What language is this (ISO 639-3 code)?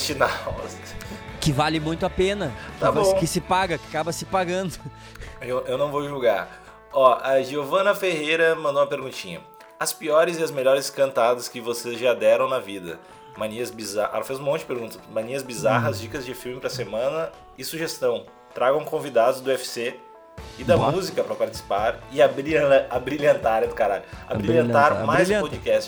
por